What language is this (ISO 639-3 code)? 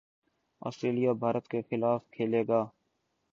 urd